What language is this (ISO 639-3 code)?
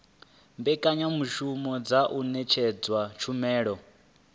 ven